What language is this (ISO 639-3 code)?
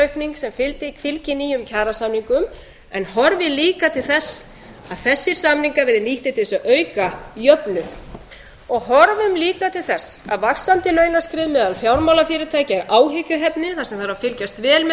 isl